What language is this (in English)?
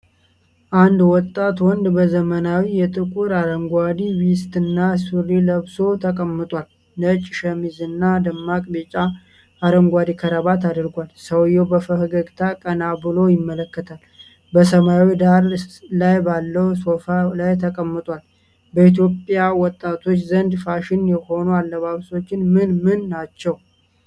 Amharic